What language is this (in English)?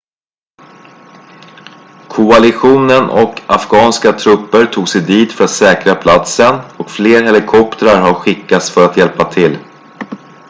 Swedish